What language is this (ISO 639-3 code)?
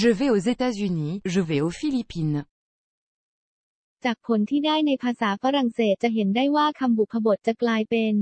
tha